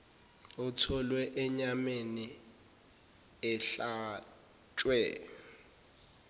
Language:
Zulu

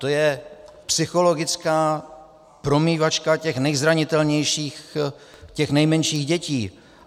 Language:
Czech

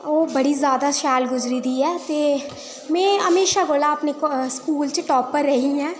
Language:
Dogri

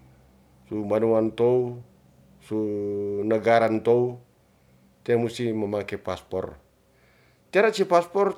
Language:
Ratahan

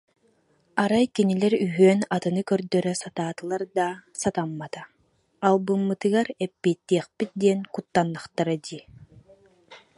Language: Yakut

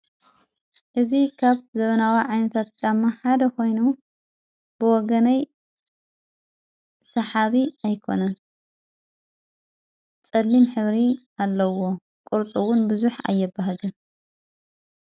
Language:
Tigrinya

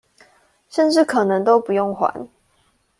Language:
Chinese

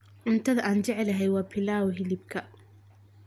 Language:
Somali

